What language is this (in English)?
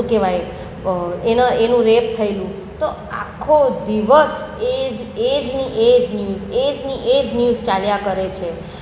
Gujarati